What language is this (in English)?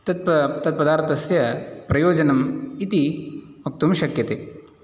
Sanskrit